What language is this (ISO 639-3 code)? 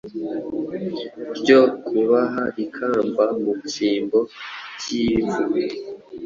kin